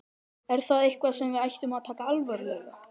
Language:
Icelandic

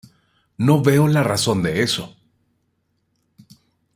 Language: Spanish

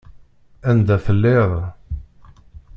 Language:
Kabyle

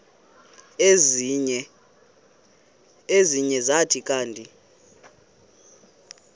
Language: Xhosa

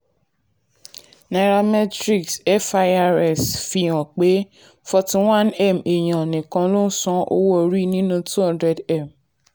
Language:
Yoruba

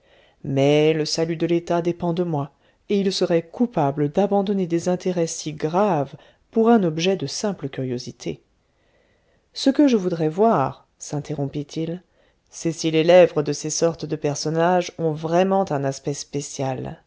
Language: French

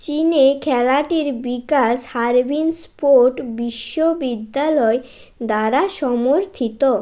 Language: Bangla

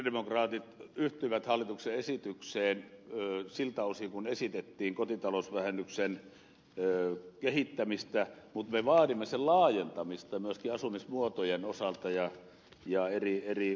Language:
Finnish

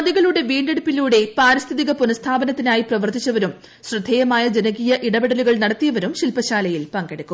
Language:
Malayalam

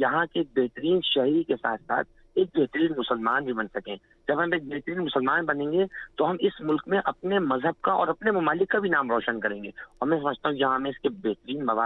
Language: Urdu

